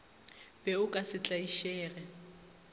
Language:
Northern Sotho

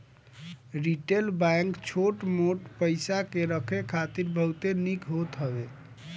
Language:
Bhojpuri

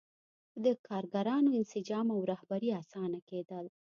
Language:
Pashto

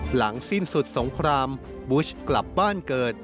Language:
Thai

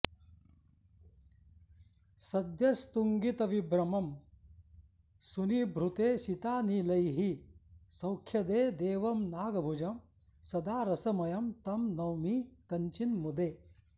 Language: Sanskrit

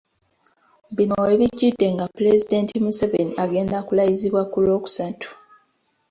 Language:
Ganda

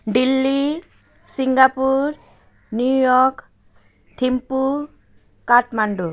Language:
Nepali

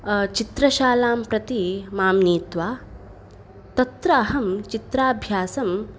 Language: Sanskrit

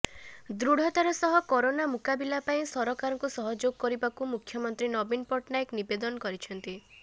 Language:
Odia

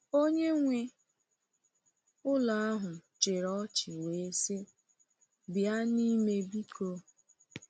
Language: Igbo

